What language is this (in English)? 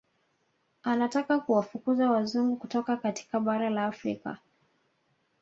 Swahili